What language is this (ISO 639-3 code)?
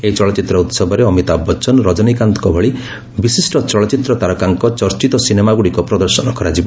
ori